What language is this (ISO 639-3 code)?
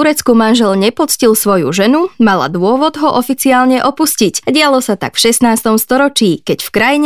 slk